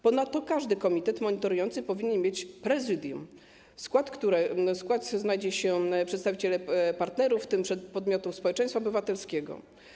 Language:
Polish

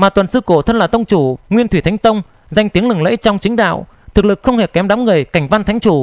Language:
Vietnamese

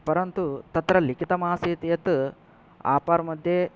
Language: Sanskrit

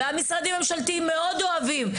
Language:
Hebrew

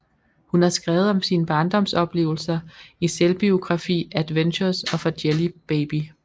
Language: Danish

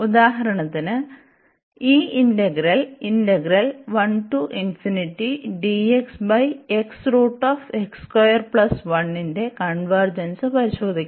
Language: Malayalam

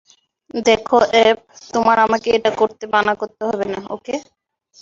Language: Bangla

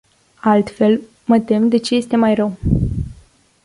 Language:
Romanian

